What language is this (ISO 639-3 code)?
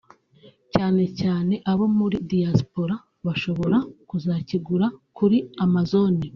kin